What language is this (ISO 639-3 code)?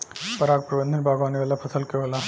bho